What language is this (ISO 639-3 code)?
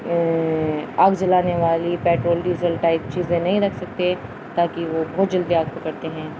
urd